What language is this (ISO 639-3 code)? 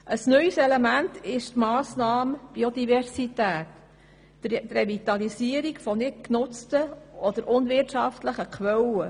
gsw